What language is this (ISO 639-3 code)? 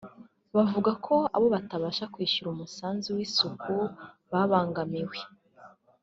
kin